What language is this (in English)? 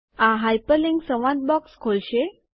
Gujarati